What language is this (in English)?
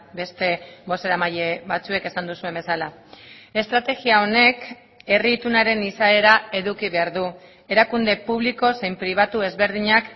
Basque